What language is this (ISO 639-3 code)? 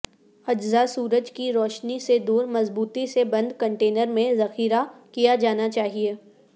urd